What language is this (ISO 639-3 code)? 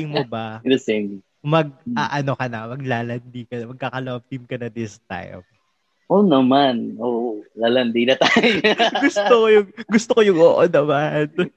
fil